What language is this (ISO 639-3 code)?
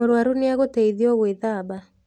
kik